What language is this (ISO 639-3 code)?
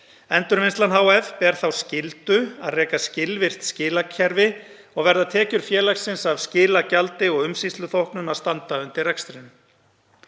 isl